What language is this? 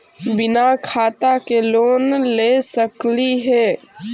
Magahi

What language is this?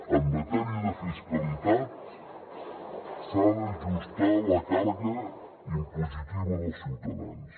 Catalan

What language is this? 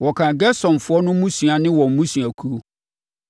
Akan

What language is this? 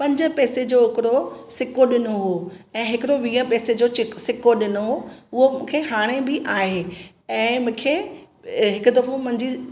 Sindhi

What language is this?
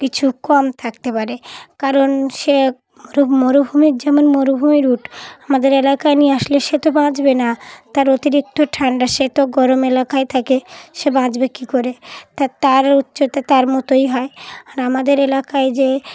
Bangla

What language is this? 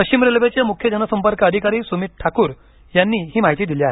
Marathi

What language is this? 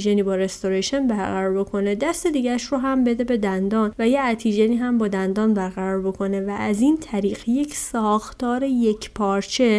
Persian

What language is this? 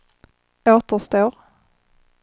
Swedish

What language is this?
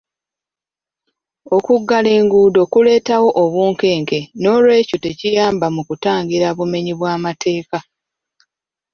Ganda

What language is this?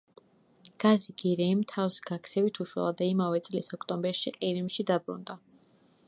Georgian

